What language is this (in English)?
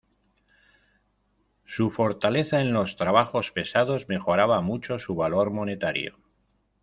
Spanish